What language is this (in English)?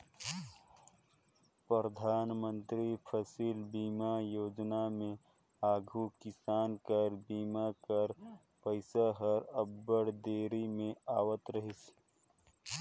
Chhattisgarhi